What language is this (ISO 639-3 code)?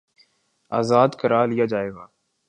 urd